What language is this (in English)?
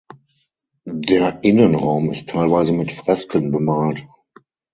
German